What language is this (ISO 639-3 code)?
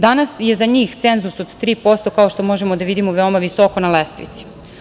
srp